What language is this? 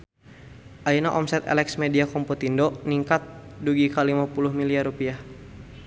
Sundanese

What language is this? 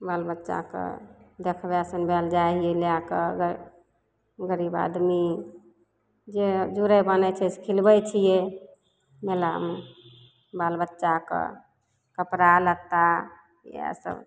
Maithili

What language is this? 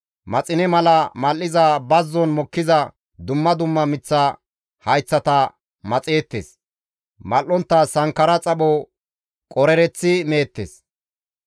Gamo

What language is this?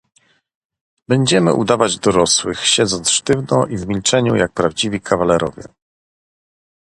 Polish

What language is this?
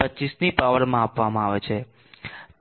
Gujarati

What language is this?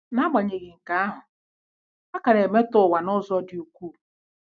Igbo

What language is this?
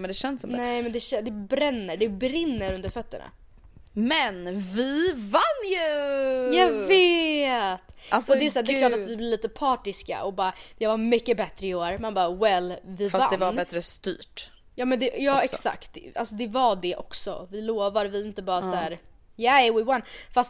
Swedish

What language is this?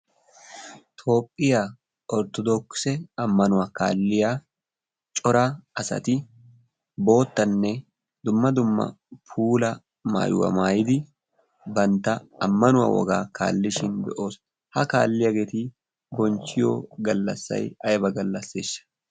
Wolaytta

